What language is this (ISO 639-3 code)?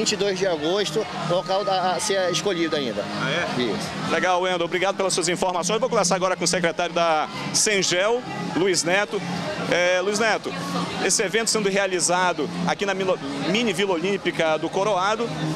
por